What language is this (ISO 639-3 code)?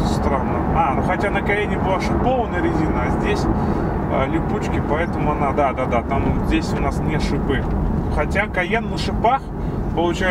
rus